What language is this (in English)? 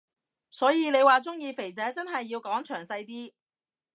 Cantonese